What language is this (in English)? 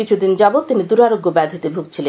Bangla